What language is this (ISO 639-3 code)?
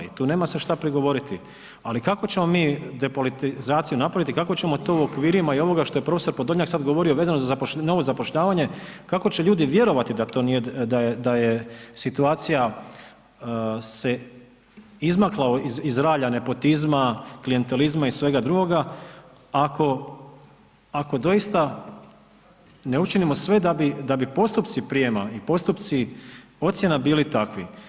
hrv